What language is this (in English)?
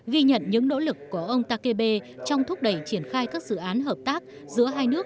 Vietnamese